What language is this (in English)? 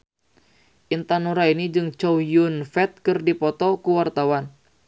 Sundanese